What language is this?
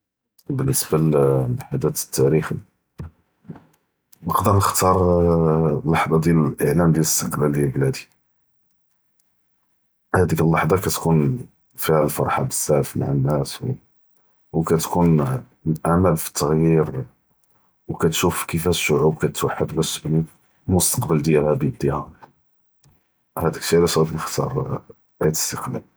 Judeo-Arabic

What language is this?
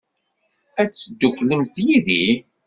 Kabyle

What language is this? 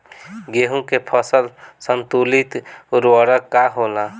Bhojpuri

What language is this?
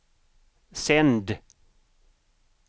Swedish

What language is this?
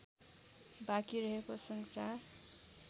Nepali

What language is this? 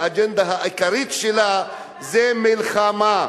Hebrew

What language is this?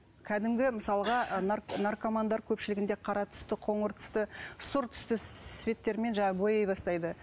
Kazakh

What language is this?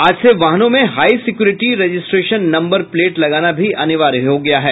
Hindi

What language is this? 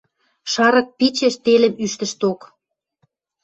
Western Mari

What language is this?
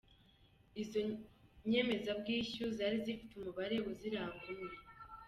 Kinyarwanda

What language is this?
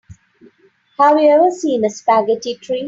English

